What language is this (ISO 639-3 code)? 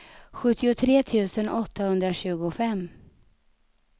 swe